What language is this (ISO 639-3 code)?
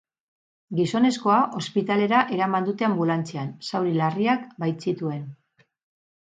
eus